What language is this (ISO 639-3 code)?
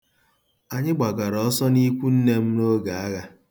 ibo